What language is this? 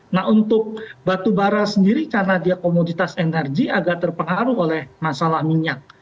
Indonesian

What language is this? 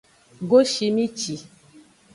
Aja (Benin)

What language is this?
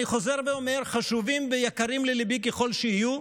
Hebrew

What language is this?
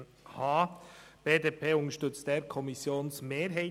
Swiss German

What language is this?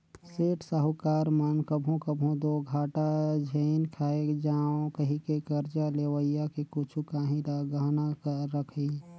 Chhattisgarhi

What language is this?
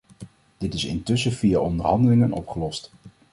Dutch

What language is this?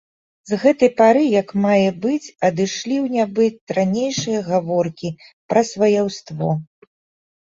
Belarusian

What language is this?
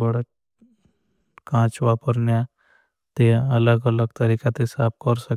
Bhili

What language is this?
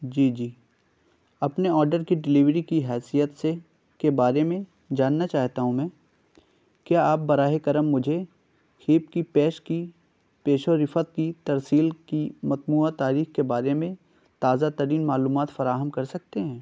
Urdu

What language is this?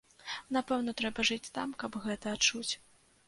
Belarusian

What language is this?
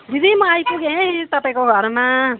Nepali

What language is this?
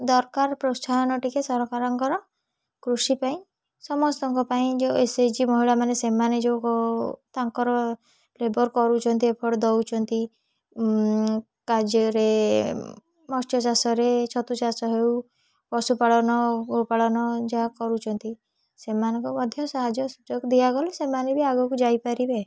Odia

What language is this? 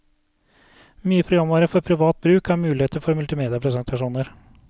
Norwegian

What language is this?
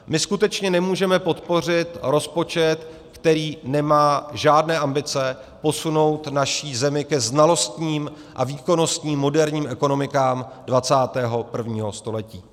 Czech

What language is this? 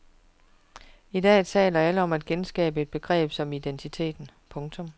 Danish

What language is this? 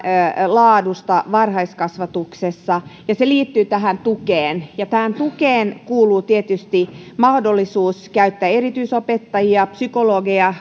Finnish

